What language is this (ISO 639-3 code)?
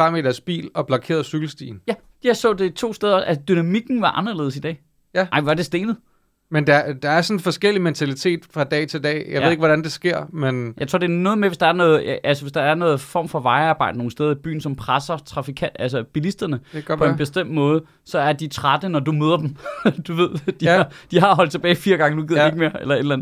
dan